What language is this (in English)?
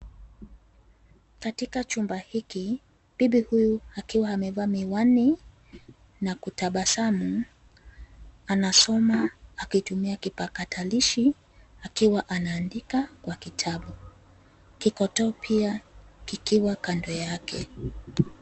Swahili